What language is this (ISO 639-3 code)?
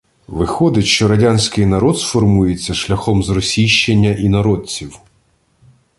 ukr